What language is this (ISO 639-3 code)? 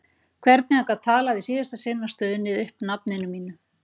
isl